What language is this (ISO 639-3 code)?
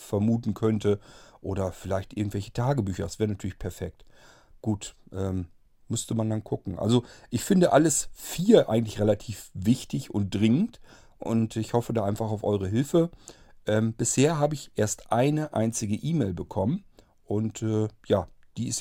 deu